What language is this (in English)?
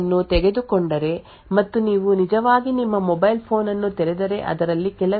Kannada